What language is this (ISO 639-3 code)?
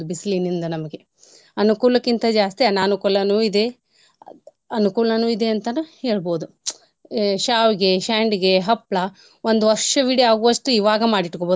kan